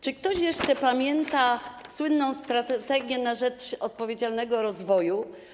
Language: Polish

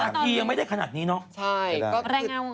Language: Thai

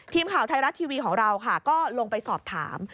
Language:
Thai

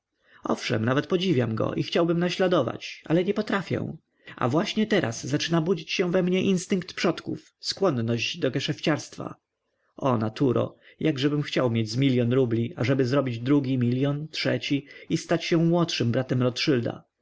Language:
Polish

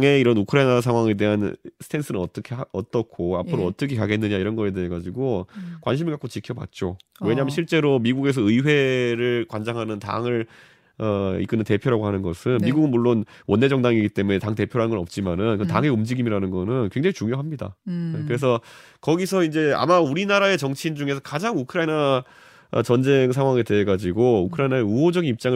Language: Korean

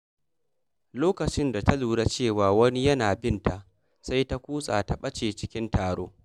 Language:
Hausa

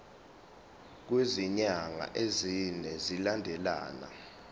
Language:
Zulu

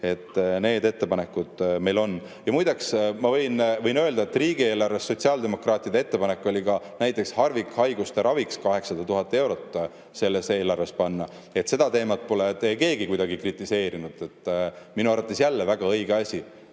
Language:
Estonian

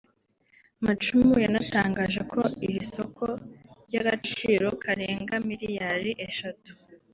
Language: Kinyarwanda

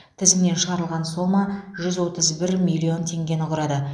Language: Kazakh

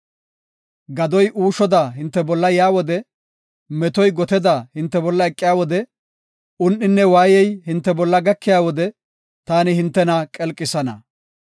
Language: Gofa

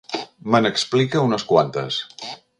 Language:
Catalan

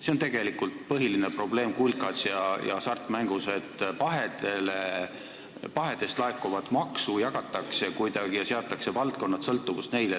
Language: Estonian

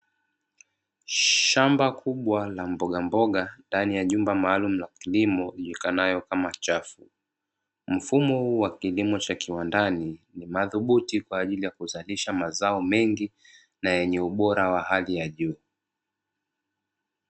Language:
Swahili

